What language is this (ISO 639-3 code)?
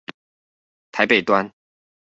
zho